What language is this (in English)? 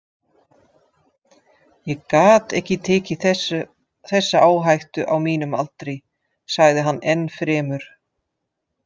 Icelandic